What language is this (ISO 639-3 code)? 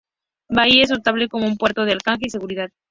spa